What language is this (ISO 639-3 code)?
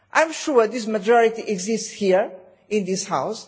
eng